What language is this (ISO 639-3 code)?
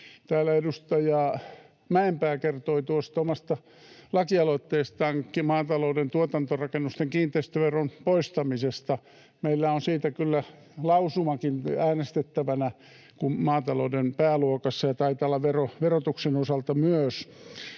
fin